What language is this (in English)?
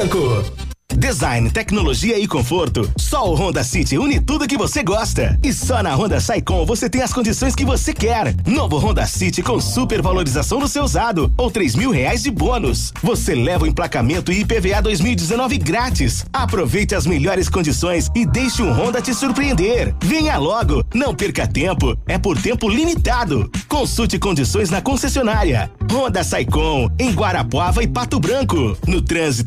Portuguese